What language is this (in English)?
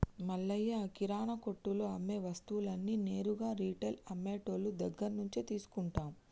Telugu